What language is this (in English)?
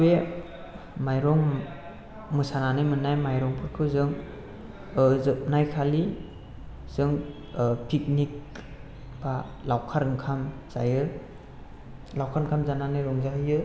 Bodo